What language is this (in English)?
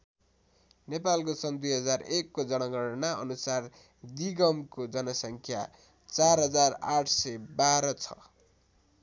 Nepali